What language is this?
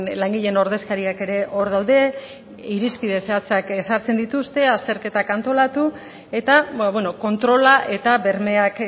Basque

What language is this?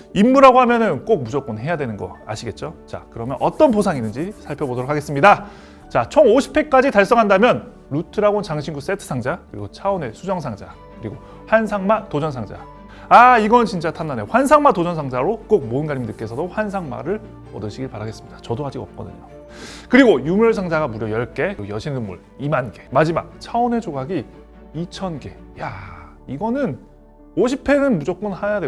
Korean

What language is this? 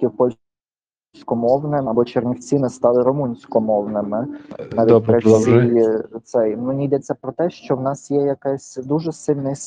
Ukrainian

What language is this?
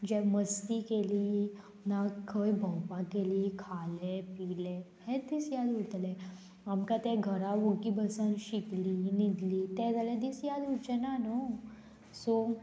Konkani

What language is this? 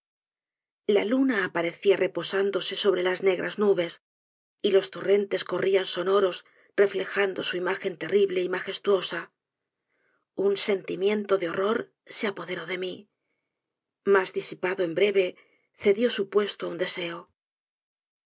Spanish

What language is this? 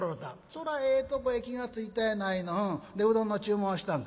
Japanese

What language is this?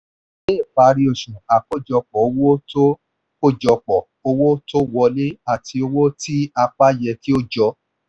Yoruba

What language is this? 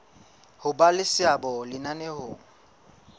Southern Sotho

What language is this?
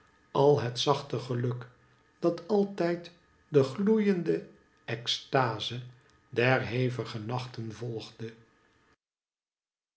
Dutch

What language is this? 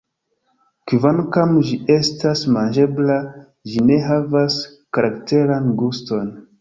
Esperanto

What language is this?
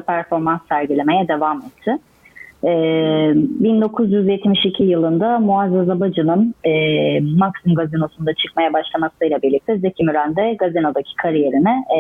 Turkish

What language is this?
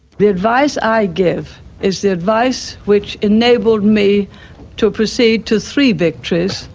English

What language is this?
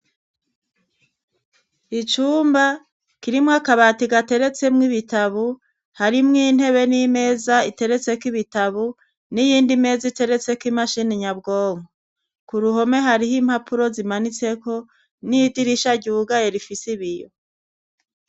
Rundi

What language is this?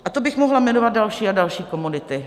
Czech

